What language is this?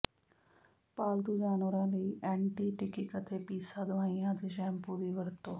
Punjabi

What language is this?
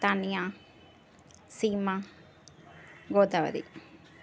Sindhi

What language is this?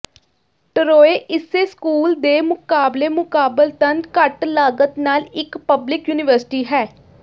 Punjabi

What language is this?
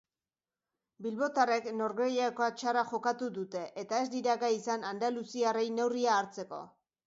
Basque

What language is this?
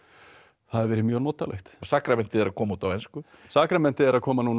Icelandic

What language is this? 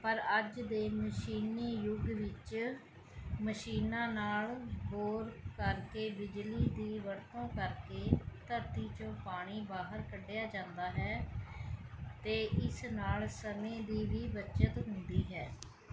Punjabi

